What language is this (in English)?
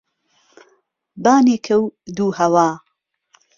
Central Kurdish